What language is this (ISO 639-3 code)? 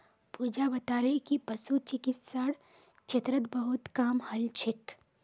mag